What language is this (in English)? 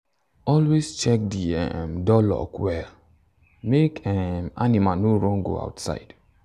Nigerian Pidgin